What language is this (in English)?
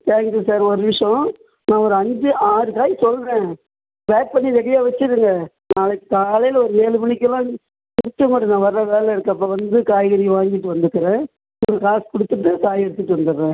Tamil